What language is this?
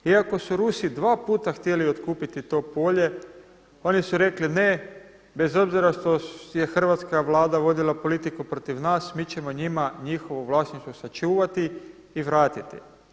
Croatian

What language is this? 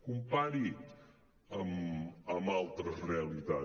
Catalan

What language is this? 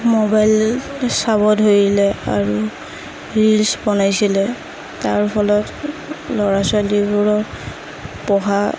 Assamese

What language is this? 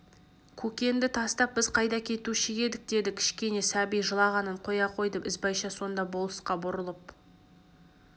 Kazakh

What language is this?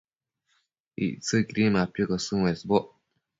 Matsés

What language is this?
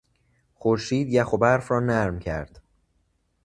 Persian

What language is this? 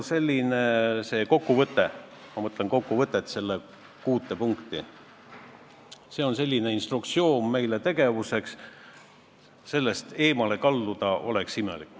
Estonian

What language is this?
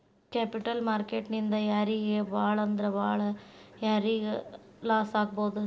Kannada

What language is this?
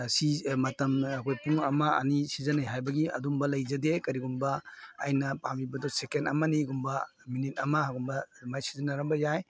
Manipuri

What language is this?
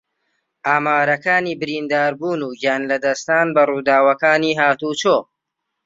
Central Kurdish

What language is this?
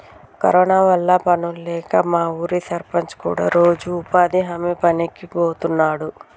Telugu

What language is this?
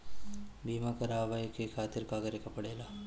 Bhojpuri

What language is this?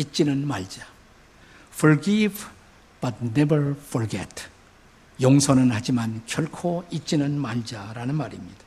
Korean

